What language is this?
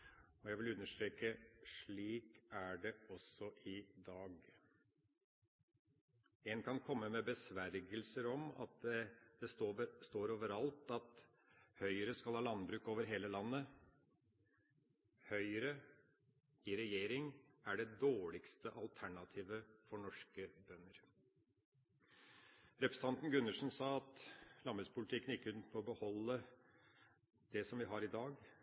Norwegian Bokmål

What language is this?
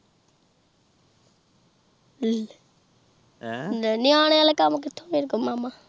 Punjabi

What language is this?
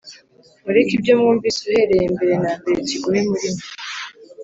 Kinyarwanda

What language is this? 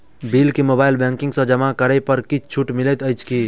Maithili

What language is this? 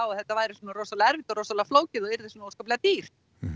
Icelandic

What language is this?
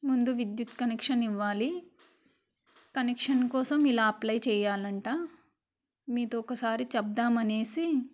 Telugu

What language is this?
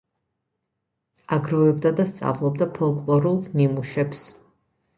Georgian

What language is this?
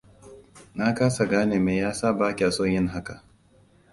Hausa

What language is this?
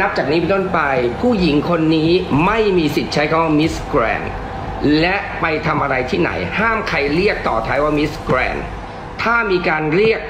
Thai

